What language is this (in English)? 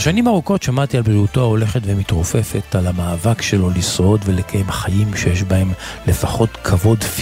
Hebrew